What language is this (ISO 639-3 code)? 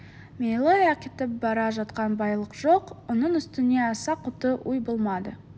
kaz